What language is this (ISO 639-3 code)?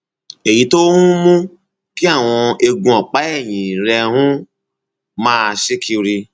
yor